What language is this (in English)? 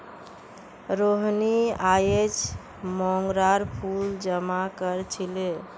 Magahi